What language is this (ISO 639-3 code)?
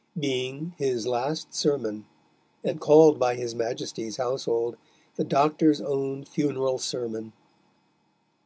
eng